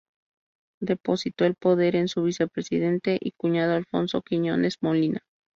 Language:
Spanish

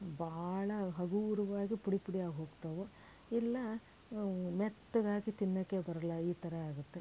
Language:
Kannada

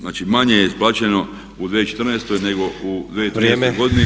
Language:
Croatian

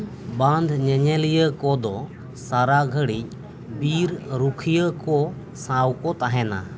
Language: Santali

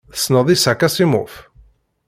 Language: Kabyle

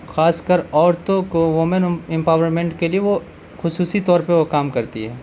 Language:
Urdu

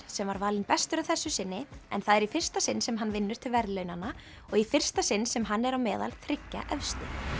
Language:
Icelandic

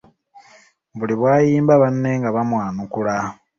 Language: Ganda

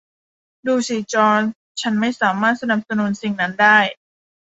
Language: Thai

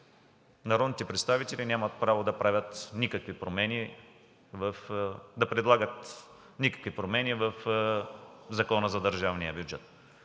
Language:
Bulgarian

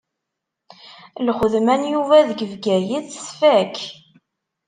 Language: Kabyle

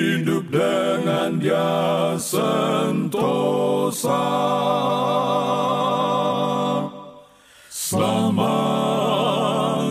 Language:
Indonesian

